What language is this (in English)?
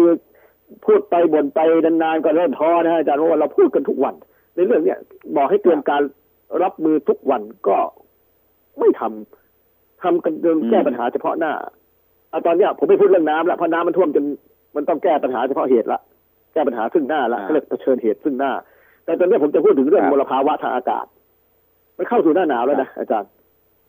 Thai